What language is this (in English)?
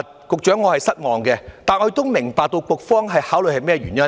Cantonese